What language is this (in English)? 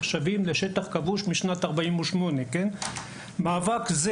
Hebrew